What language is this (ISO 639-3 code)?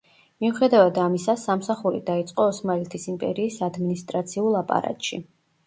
kat